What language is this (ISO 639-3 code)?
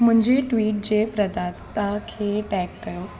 snd